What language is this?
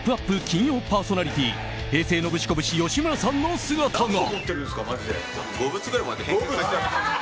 Japanese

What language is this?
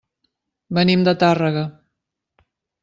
Catalan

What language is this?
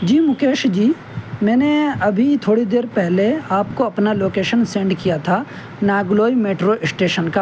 Urdu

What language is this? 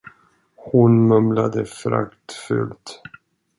Swedish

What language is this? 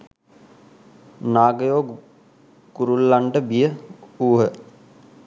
Sinhala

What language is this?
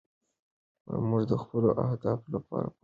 Pashto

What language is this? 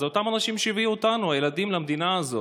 Hebrew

